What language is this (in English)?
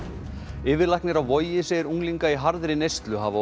Icelandic